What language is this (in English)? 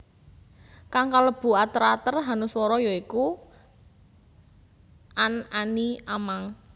Javanese